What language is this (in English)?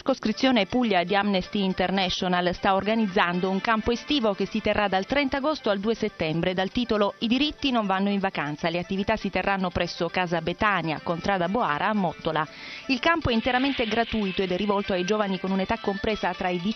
Italian